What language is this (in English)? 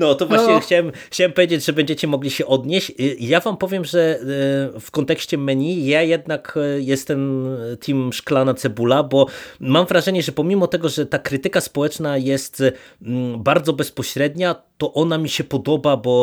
Polish